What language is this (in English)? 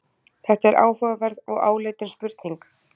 Icelandic